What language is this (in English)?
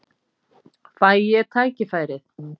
Icelandic